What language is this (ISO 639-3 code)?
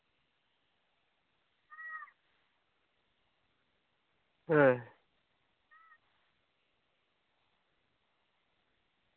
sat